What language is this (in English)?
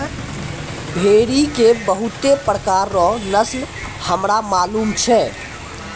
Maithili